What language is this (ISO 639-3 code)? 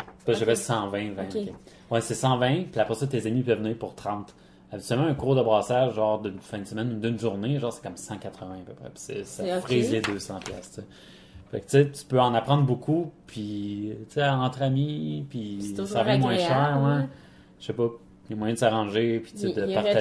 fra